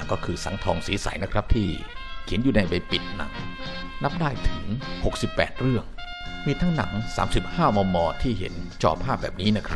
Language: Thai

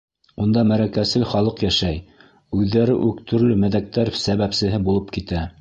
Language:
Bashkir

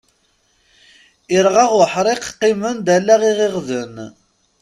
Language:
Kabyle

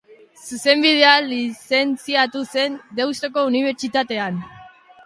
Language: Basque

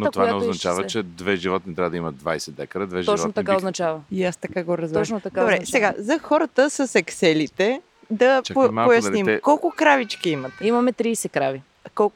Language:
Bulgarian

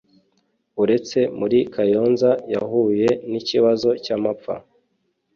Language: Kinyarwanda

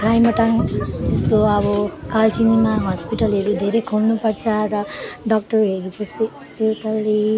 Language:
Nepali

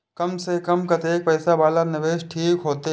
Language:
Maithili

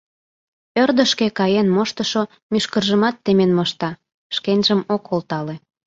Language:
Mari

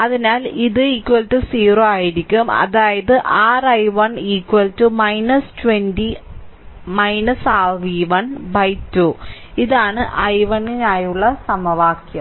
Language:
Malayalam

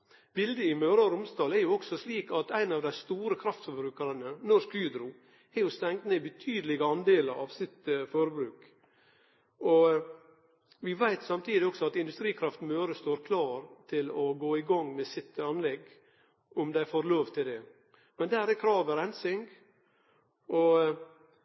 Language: Norwegian Nynorsk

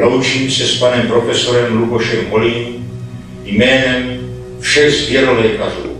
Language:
Czech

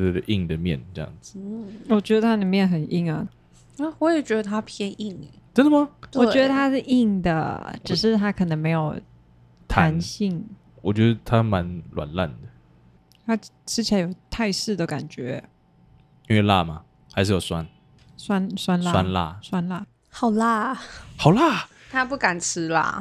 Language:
Chinese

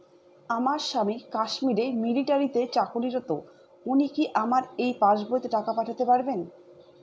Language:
Bangla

